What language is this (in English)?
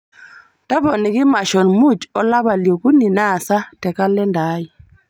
Masai